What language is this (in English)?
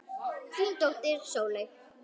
Icelandic